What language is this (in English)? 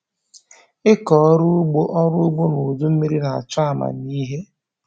Igbo